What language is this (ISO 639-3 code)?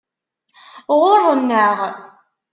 kab